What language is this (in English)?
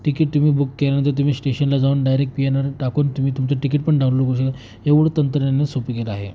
Marathi